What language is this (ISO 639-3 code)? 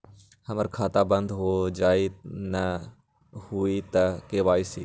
mag